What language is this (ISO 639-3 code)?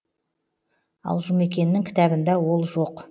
kaz